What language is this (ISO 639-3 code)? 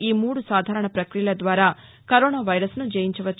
tel